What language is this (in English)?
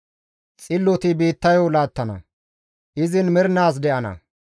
Gamo